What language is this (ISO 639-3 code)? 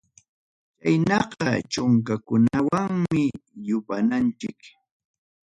quy